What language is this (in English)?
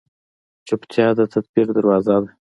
Pashto